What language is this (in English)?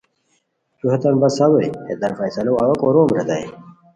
Khowar